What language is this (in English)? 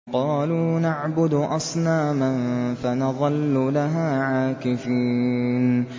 Arabic